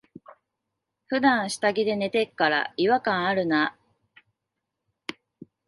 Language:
Japanese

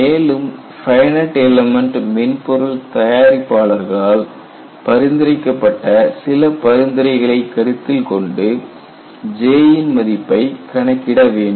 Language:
Tamil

